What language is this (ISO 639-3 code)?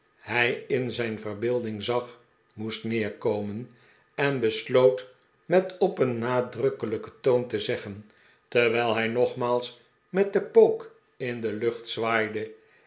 nld